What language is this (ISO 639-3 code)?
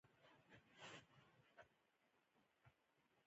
pus